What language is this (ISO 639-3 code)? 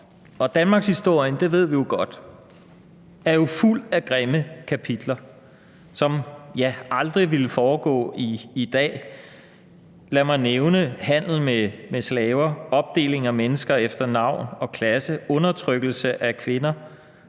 dan